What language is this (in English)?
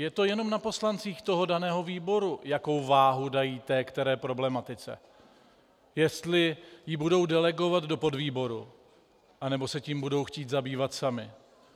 Czech